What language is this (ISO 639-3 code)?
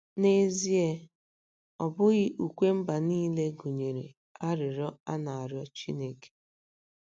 ibo